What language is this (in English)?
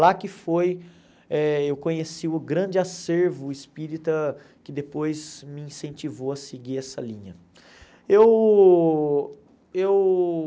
Portuguese